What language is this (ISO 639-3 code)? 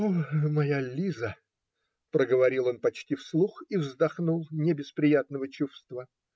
rus